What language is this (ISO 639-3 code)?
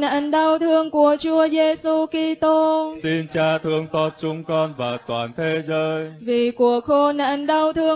vie